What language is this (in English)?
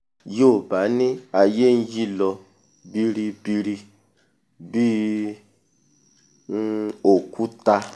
Yoruba